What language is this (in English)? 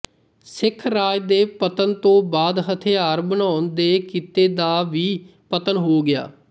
Punjabi